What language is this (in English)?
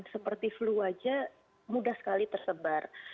Indonesian